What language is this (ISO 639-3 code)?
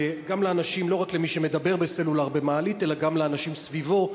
heb